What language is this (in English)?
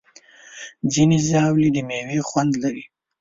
Pashto